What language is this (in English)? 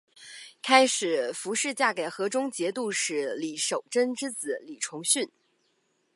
Chinese